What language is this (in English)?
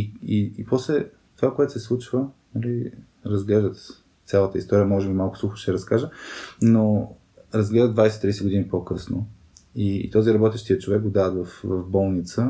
Bulgarian